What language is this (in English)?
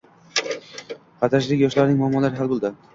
Uzbek